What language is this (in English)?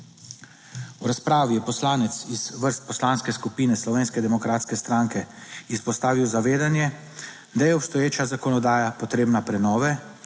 Slovenian